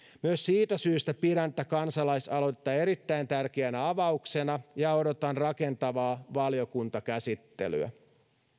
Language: Finnish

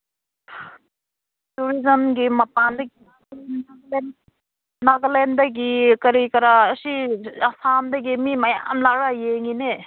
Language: Manipuri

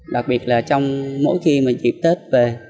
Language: Vietnamese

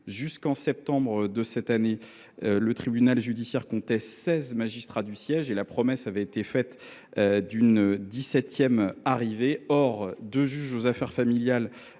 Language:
French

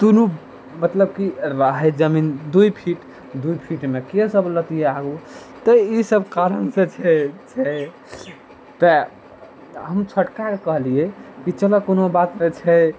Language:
Maithili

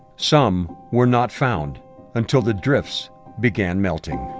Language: English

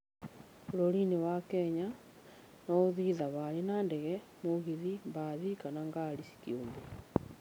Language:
Kikuyu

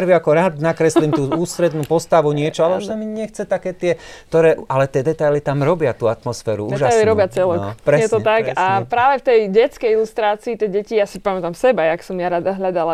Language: Slovak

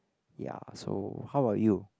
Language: English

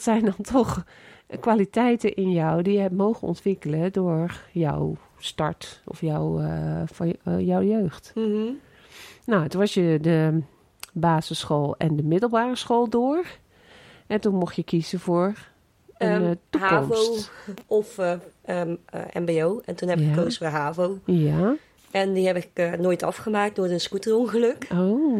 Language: Dutch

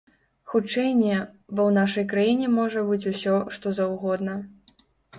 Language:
Belarusian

